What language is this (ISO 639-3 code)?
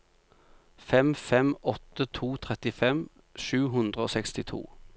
nor